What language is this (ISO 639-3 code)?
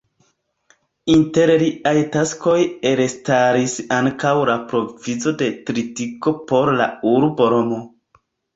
epo